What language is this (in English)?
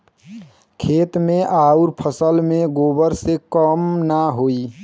Bhojpuri